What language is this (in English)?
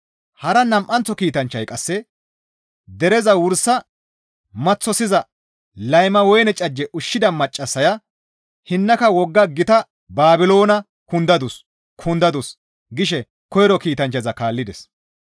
Gamo